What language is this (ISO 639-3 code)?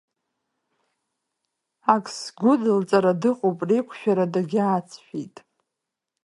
abk